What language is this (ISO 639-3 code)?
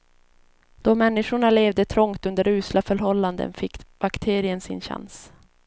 swe